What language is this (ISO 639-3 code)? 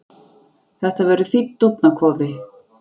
isl